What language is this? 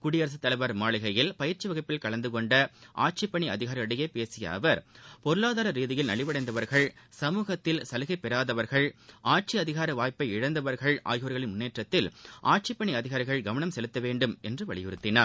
Tamil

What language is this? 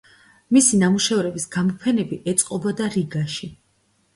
Georgian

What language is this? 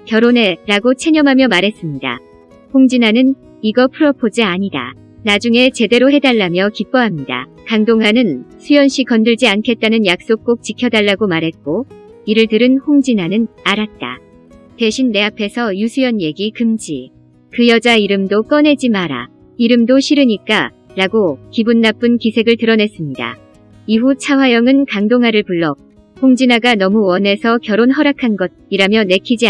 Korean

